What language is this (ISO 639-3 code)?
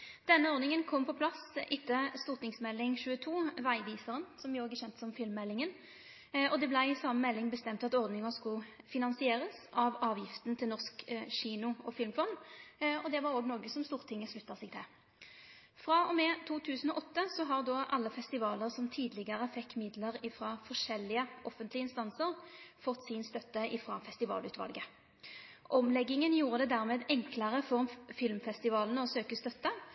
nno